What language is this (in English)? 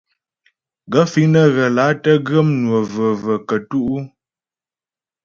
Ghomala